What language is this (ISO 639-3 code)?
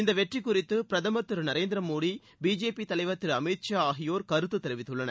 tam